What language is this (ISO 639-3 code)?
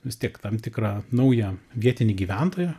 lit